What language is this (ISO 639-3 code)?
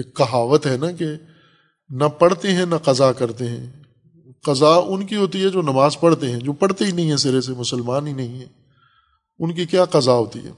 urd